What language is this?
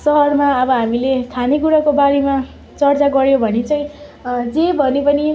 Nepali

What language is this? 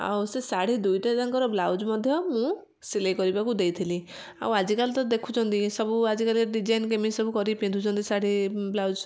Odia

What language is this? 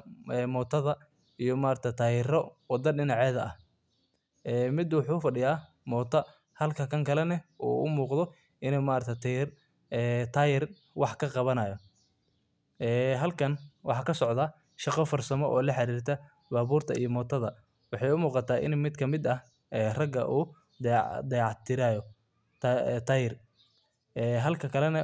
Somali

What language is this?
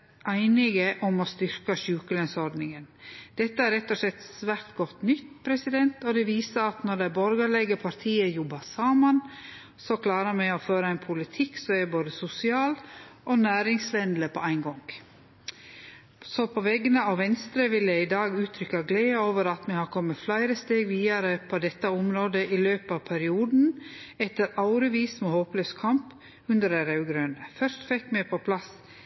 Norwegian Nynorsk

